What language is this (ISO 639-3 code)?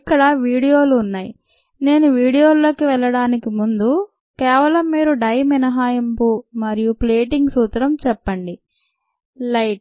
tel